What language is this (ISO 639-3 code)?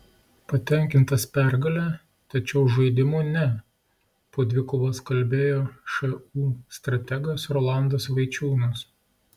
lit